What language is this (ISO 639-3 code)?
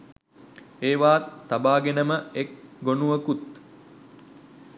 sin